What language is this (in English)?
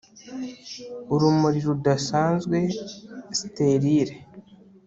Kinyarwanda